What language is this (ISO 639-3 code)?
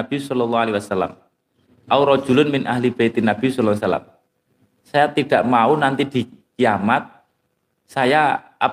ind